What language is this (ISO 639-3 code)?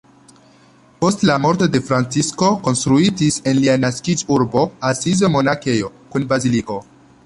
epo